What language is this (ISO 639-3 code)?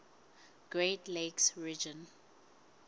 sot